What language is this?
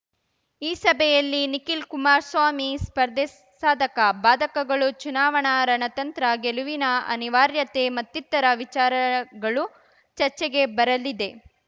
Kannada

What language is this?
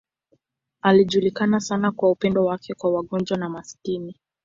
Swahili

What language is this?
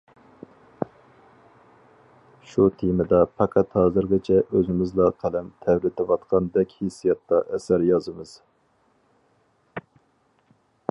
Uyghur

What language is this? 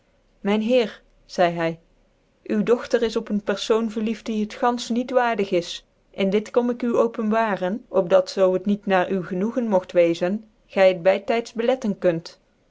Dutch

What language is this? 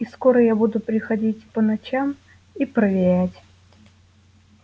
Russian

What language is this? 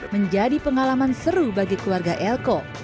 Indonesian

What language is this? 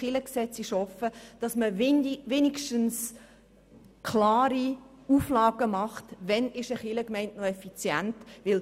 Swiss German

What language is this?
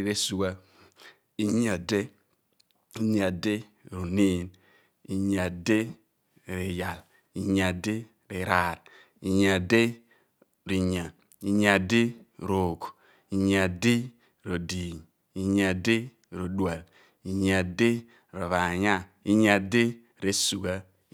Abua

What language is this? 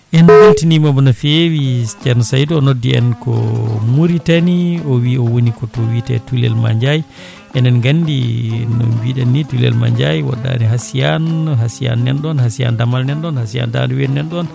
Fula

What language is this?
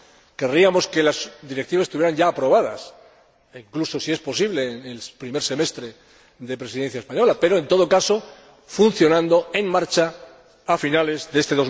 Spanish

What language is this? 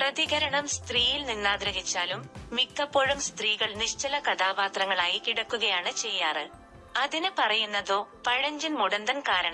Malayalam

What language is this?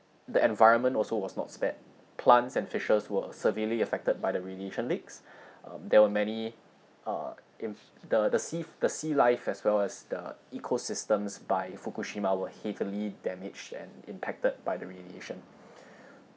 English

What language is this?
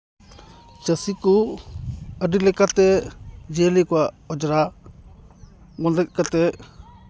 Santali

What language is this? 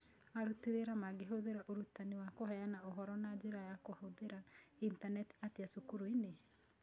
Kikuyu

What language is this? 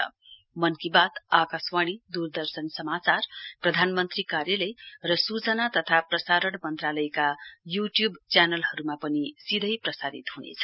Nepali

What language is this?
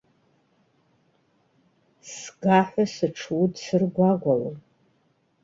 Abkhazian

